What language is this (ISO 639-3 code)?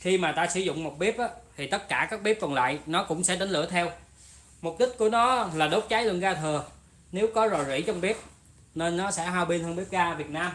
vie